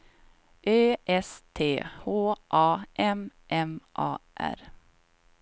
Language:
Swedish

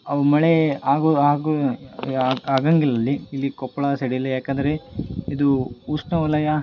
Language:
Kannada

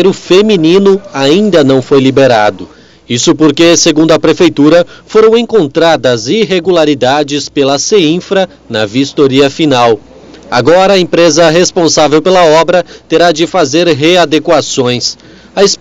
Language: Portuguese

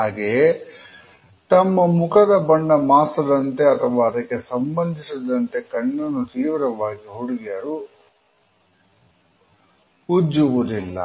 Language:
Kannada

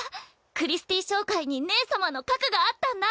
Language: Japanese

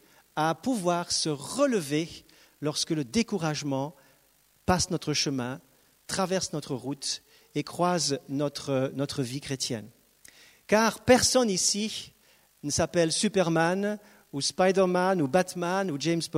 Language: French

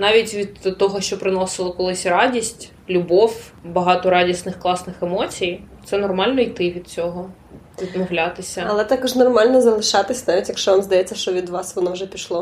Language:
Ukrainian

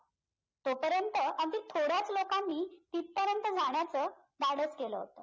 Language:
Marathi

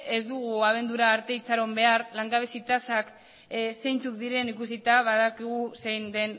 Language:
Basque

